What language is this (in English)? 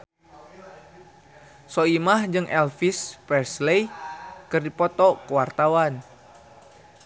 Sundanese